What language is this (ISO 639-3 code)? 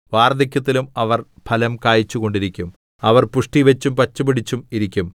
mal